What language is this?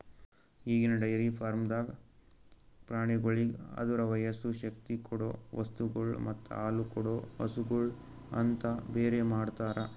Kannada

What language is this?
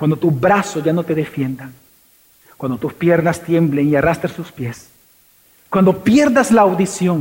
Spanish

